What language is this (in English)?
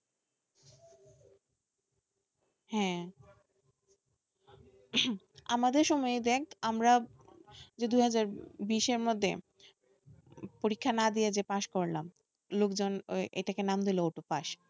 Bangla